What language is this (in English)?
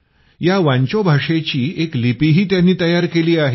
Marathi